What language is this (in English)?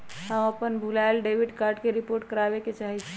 Magahi